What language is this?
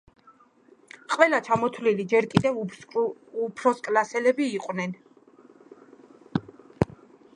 Georgian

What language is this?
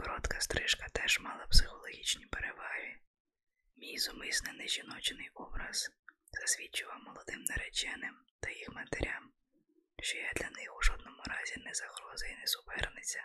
Ukrainian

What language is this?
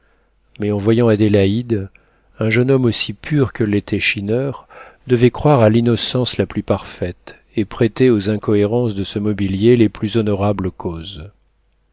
French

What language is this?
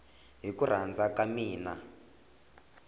Tsonga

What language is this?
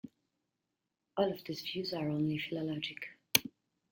English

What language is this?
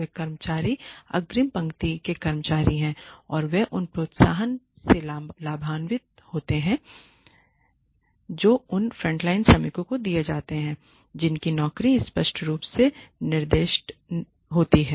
Hindi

